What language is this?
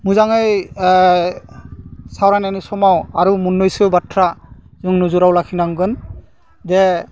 Bodo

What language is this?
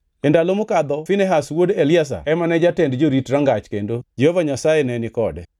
Luo (Kenya and Tanzania)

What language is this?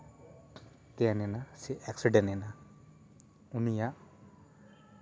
Santali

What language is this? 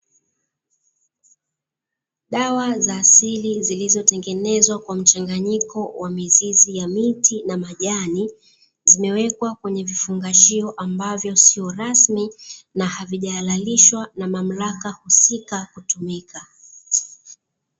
Swahili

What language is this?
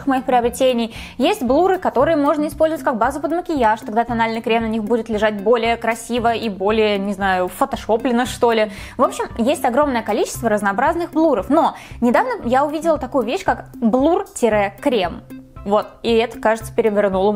Russian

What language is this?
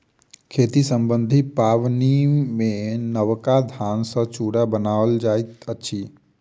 Maithili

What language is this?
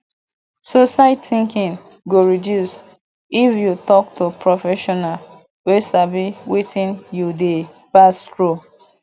Nigerian Pidgin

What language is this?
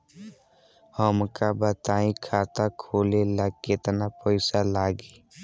Bhojpuri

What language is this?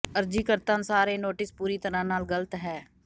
Punjabi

